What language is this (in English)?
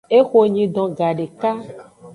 Aja (Benin)